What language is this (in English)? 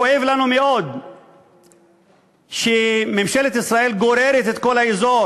Hebrew